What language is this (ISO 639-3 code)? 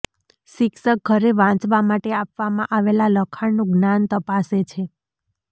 guj